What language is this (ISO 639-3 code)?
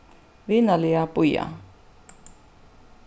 fao